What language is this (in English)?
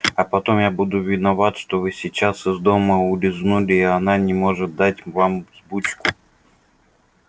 Russian